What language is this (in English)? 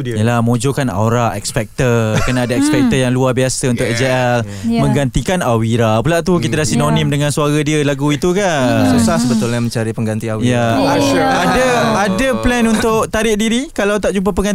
Malay